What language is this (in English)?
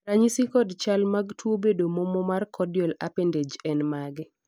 Luo (Kenya and Tanzania)